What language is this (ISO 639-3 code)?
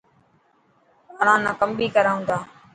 mki